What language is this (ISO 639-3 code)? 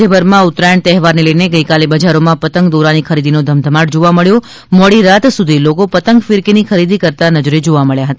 guj